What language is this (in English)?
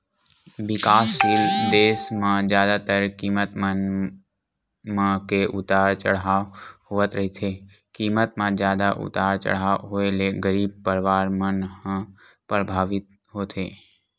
Chhattisgarhi